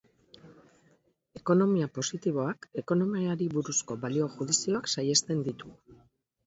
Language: Basque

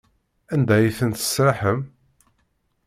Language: Kabyle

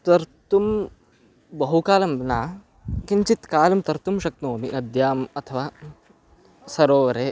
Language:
Sanskrit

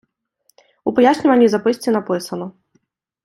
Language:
Ukrainian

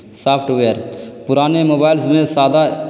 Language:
Urdu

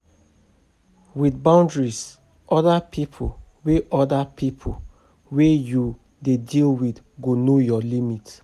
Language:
Nigerian Pidgin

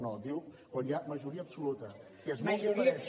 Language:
Catalan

